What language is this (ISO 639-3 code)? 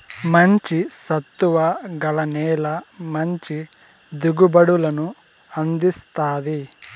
tel